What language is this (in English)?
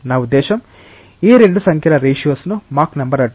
Telugu